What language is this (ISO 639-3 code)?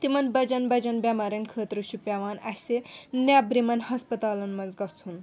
kas